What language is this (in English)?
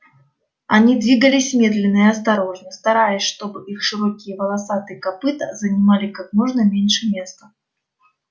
Russian